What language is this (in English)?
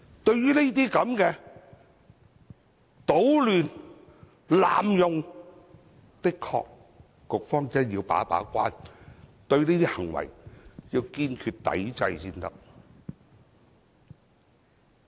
Cantonese